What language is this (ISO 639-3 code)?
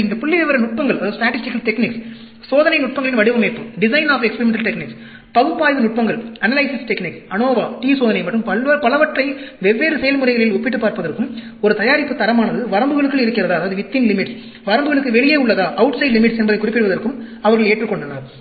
tam